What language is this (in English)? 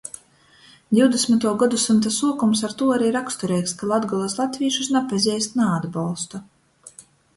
Latgalian